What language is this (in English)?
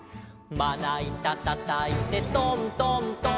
Japanese